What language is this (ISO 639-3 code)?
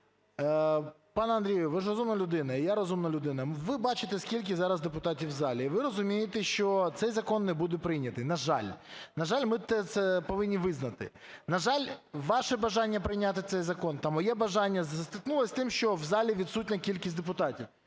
ukr